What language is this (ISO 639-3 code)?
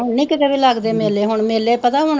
pan